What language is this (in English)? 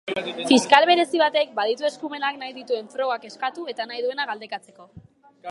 Basque